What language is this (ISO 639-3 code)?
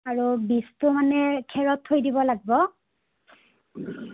asm